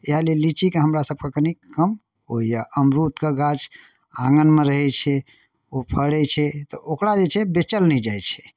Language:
Maithili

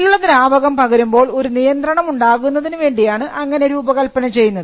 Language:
Malayalam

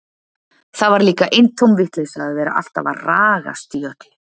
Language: Icelandic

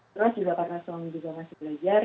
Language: Indonesian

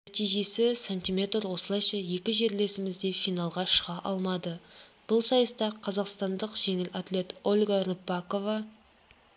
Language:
Kazakh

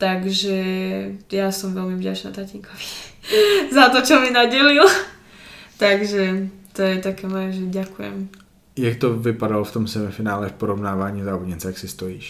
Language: Czech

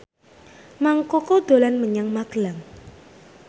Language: Javanese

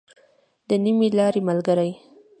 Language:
Pashto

